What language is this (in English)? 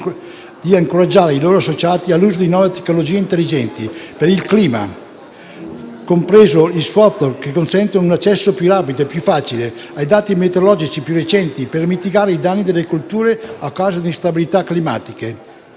Italian